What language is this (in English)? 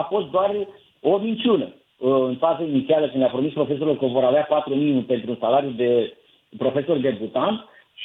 Romanian